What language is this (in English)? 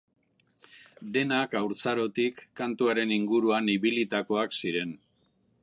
Basque